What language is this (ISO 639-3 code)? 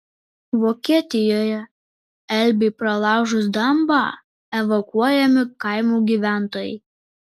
lit